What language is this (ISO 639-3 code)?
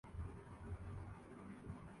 urd